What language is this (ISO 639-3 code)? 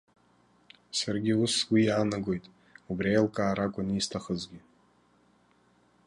abk